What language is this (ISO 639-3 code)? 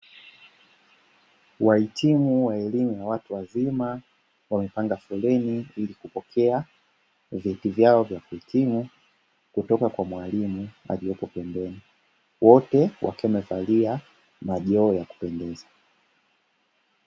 swa